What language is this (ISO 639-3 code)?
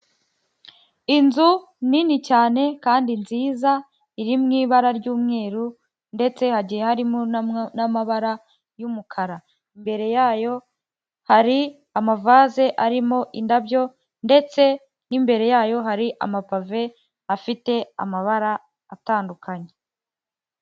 kin